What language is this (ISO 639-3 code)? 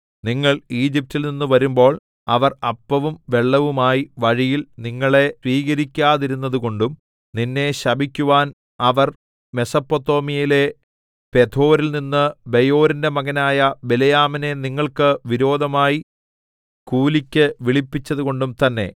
mal